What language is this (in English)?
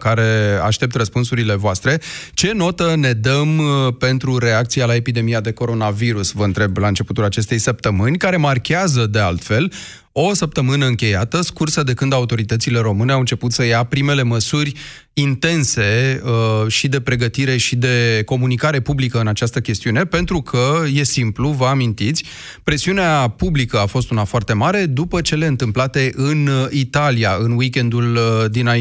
Romanian